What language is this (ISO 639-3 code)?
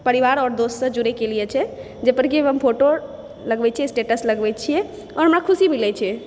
mai